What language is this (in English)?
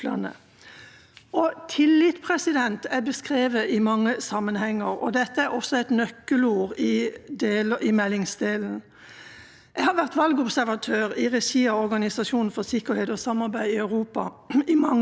Norwegian